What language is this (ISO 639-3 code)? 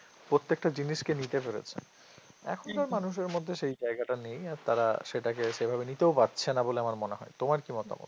ben